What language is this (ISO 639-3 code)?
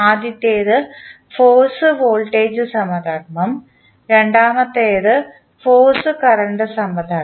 mal